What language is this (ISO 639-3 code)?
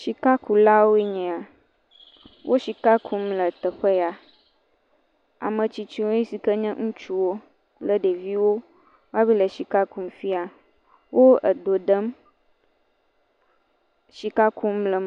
ewe